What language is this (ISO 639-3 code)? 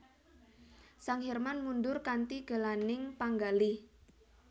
jav